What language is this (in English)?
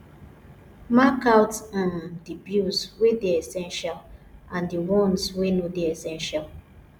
Nigerian Pidgin